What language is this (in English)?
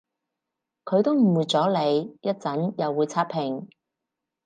Cantonese